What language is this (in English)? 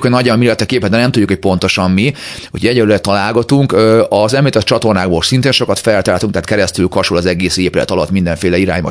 Hungarian